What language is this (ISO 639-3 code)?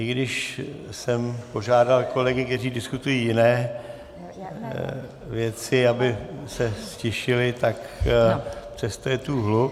ces